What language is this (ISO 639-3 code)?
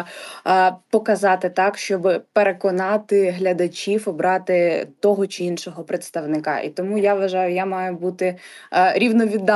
ukr